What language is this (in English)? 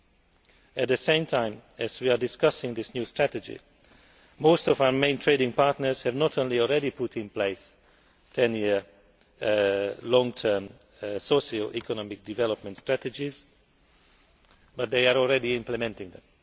English